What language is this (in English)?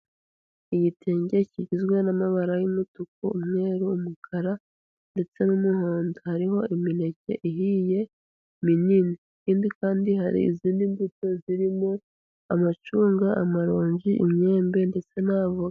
Kinyarwanda